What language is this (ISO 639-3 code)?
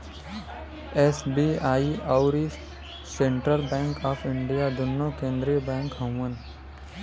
bho